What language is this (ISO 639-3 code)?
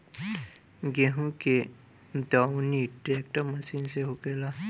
bho